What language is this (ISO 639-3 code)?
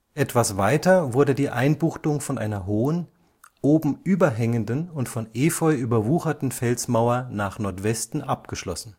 deu